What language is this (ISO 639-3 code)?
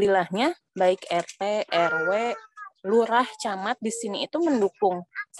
ind